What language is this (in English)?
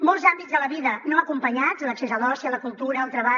Catalan